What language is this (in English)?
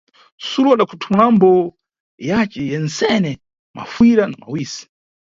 Nyungwe